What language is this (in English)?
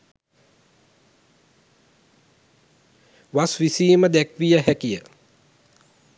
Sinhala